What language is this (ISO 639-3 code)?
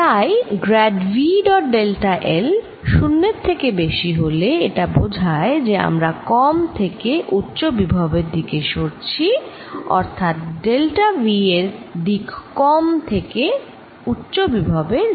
ben